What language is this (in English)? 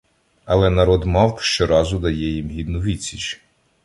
Ukrainian